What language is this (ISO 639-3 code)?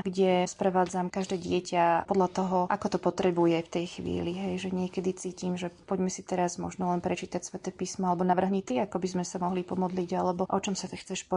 slk